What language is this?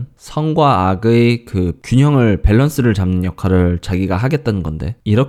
Korean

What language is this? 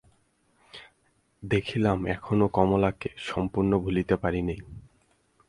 Bangla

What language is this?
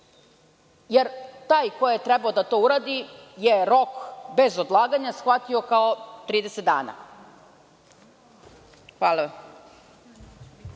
Serbian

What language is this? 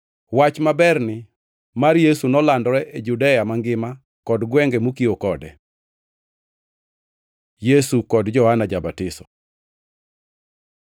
Luo (Kenya and Tanzania)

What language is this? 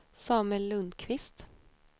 Swedish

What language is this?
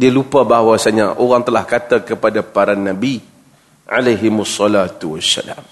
Malay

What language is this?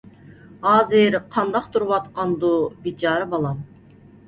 Uyghur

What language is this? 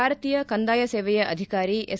Kannada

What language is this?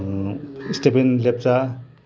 Nepali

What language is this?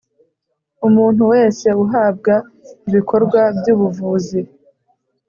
Kinyarwanda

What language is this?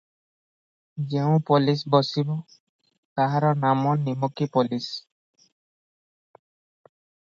Odia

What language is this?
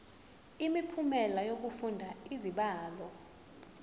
Zulu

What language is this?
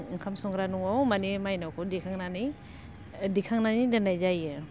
Bodo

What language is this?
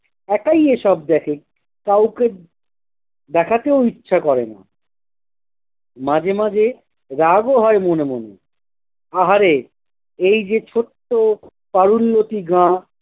Bangla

